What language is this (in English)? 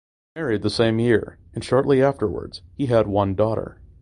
English